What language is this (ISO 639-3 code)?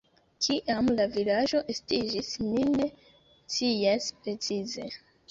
epo